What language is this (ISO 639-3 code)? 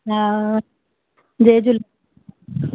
snd